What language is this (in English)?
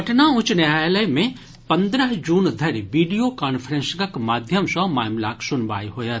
Maithili